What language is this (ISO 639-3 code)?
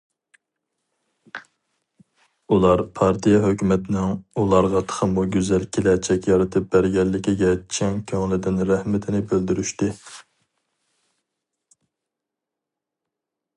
uig